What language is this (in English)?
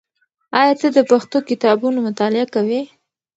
Pashto